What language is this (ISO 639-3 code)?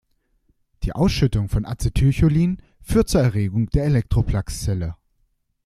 deu